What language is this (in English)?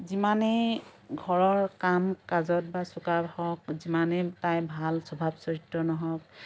Assamese